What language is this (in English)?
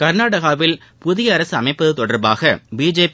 Tamil